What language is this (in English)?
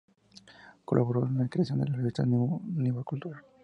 Spanish